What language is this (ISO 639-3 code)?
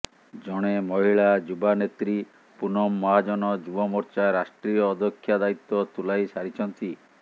ori